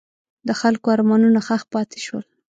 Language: Pashto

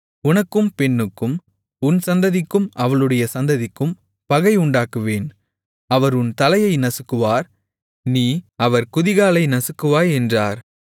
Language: Tamil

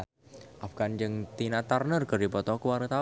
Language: Sundanese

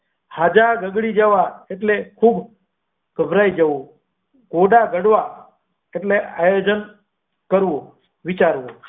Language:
Gujarati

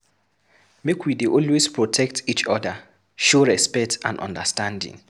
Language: Nigerian Pidgin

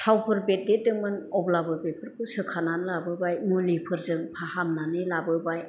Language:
Bodo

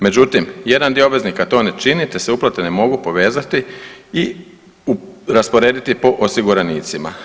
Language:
Croatian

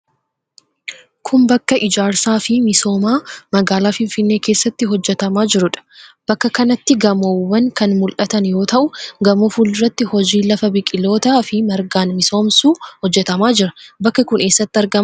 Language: Oromo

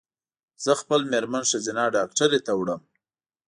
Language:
Pashto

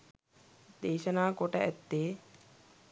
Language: Sinhala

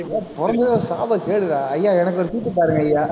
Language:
Tamil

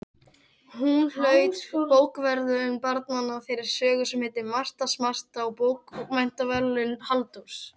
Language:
Icelandic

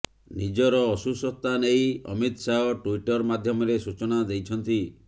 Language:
Odia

